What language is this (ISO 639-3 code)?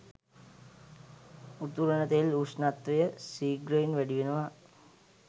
sin